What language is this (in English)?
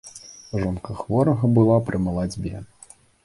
Belarusian